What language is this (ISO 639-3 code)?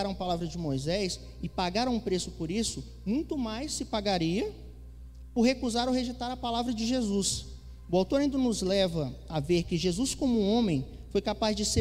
por